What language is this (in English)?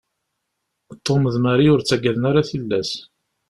Kabyle